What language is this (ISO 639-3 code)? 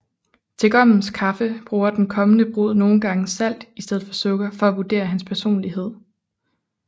dan